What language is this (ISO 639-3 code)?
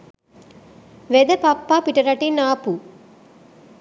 sin